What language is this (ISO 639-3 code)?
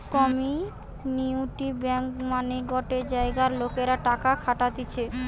ben